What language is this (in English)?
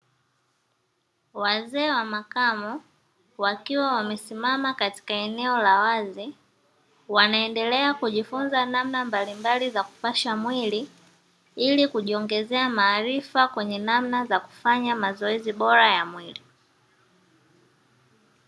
Swahili